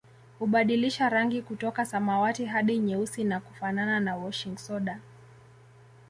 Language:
Swahili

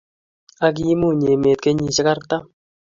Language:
Kalenjin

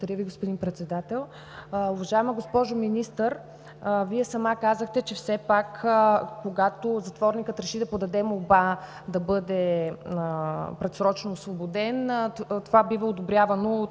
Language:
Bulgarian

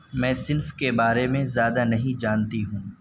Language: Urdu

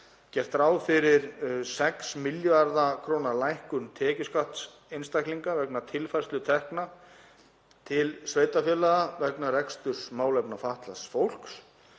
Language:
Icelandic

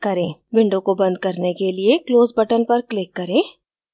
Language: Hindi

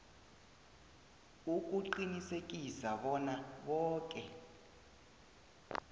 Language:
South Ndebele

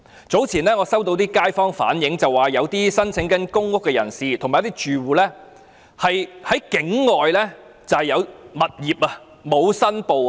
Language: Cantonese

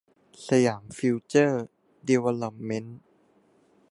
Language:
Thai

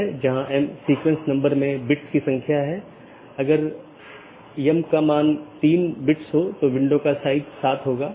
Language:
Hindi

